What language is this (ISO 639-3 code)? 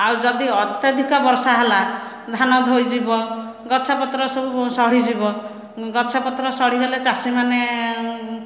ori